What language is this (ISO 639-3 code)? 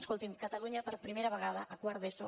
cat